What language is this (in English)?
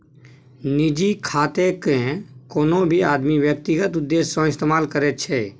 Maithili